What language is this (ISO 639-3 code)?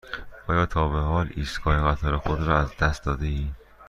fas